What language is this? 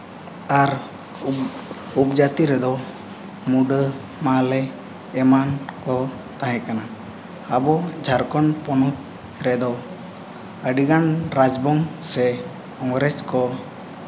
Santali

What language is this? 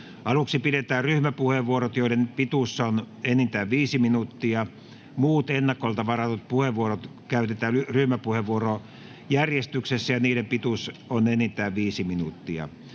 Finnish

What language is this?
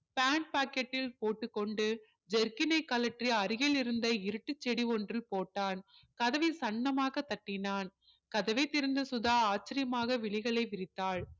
Tamil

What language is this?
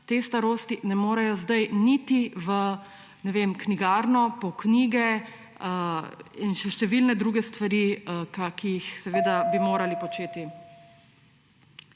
Slovenian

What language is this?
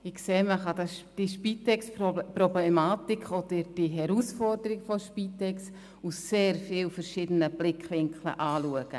Swiss German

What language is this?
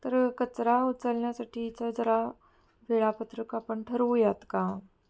Marathi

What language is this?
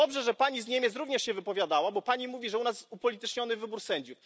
Polish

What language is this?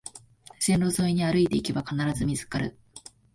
Japanese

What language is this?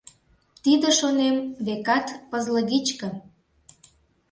Mari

